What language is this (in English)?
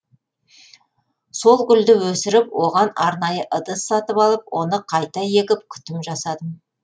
Kazakh